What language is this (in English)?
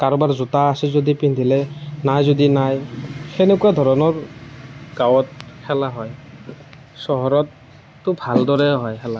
Assamese